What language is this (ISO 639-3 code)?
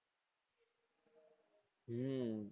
guj